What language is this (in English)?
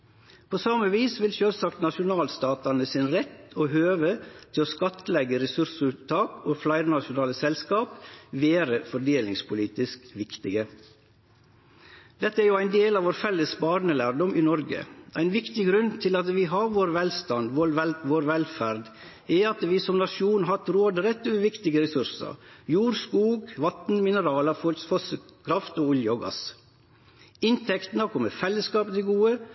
Norwegian Nynorsk